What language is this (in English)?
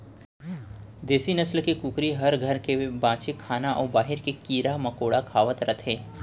Chhattisgarhi